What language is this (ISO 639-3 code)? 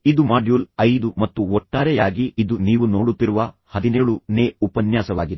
kan